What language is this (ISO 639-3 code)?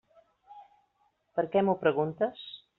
cat